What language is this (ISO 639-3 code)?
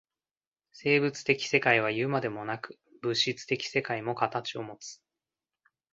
jpn